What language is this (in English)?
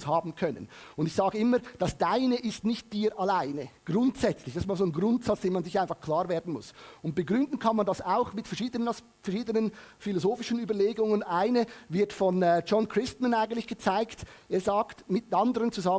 German